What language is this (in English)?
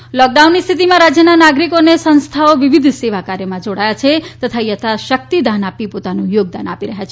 Gujarati